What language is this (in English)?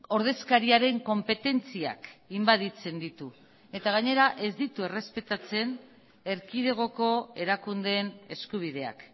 Basque